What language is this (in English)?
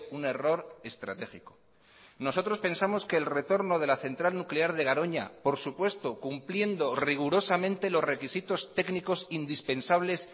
Spanish